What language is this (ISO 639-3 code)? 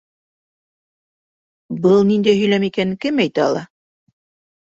bak